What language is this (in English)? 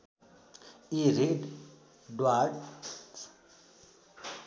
Nepali